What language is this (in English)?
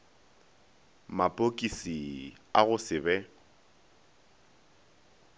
Northern Sotho